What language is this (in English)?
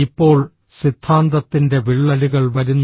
Malayalam